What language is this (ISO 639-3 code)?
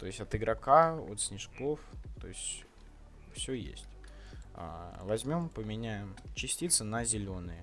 rus